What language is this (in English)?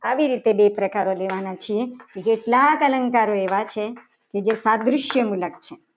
Gujarati